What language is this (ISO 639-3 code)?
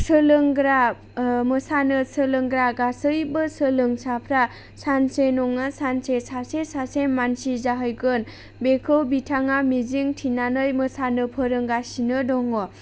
brx